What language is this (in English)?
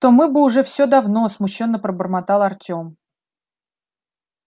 Russian